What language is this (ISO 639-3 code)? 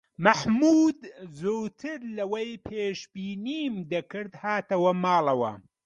ckb